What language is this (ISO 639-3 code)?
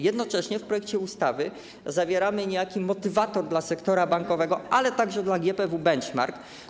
pol